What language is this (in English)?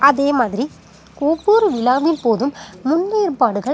Tamil